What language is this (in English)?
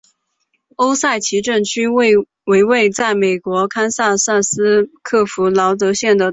Chinese